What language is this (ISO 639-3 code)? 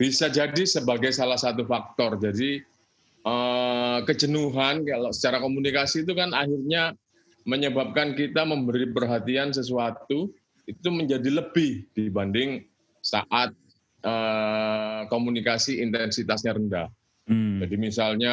ind